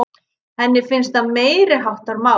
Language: Icelandic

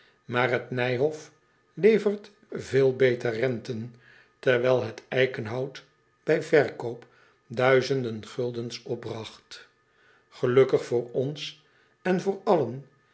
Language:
Dutch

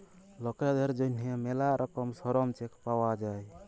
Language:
Bangla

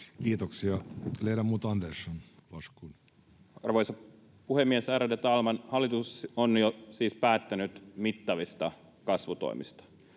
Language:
Finnish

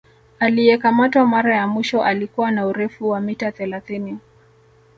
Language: Swahili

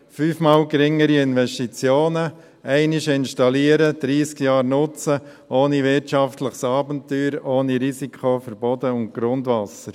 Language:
Swiss German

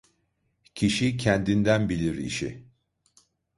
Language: Turkish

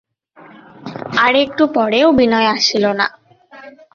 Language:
Bangla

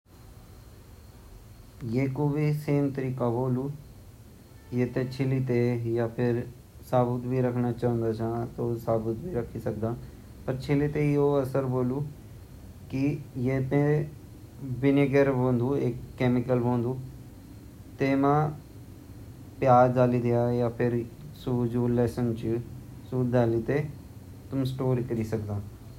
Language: Garhwali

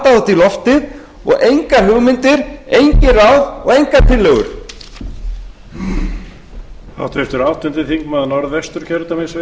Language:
Icelandic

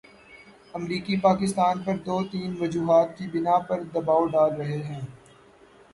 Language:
Urdu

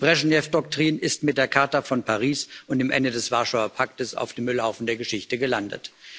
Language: German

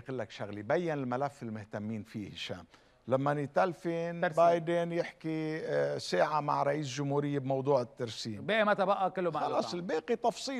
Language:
Arabic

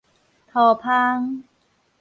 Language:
Min Nan Chinese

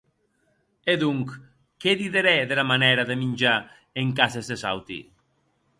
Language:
Occitan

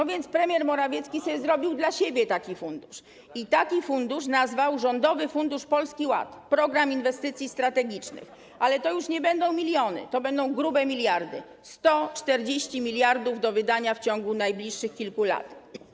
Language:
Polish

